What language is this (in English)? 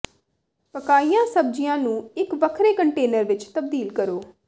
Punjabi